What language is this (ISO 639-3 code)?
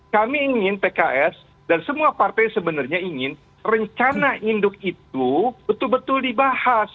ind